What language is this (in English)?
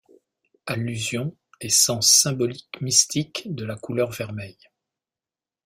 French